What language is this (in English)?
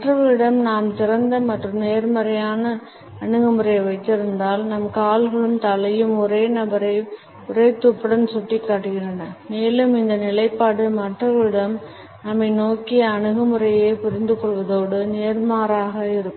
Tamil